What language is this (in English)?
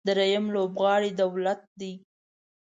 Pashto